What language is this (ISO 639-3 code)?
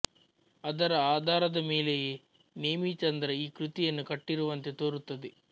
kan